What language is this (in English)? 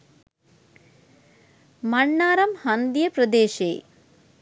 Sinhala